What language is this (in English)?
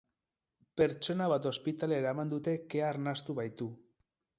Basque